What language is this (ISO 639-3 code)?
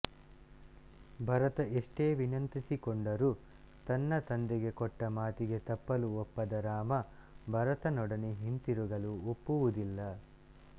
kan